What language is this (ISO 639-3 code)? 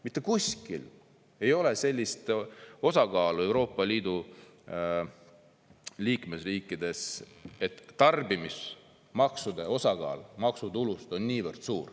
est